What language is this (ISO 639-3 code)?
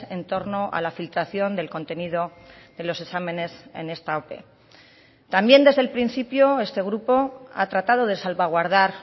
spa